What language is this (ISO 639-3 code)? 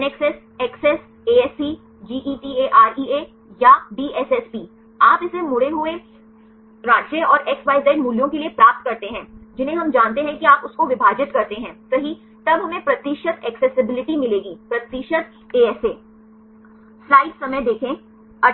hin